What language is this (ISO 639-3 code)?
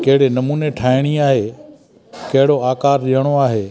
snd